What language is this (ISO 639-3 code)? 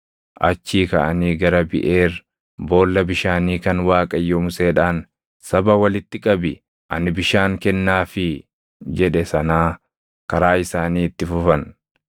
orm